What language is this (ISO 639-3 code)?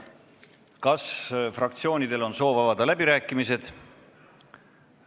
est